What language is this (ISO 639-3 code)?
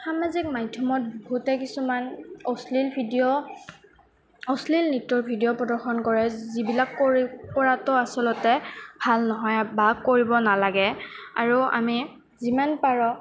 asm